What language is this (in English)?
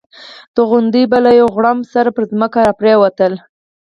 Pashto